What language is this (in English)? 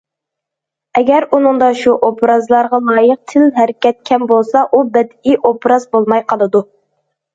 Uyghur